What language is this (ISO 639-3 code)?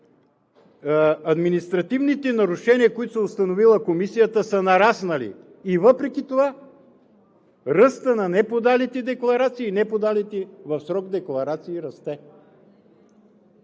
bul